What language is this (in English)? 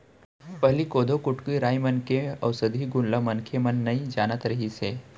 Chhattisgarhi